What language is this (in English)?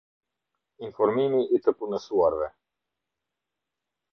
Albanian